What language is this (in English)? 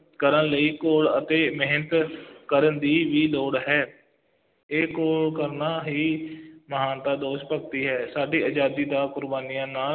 Punjabi